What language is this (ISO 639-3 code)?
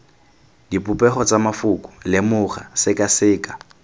tsn